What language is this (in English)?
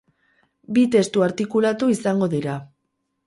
Basque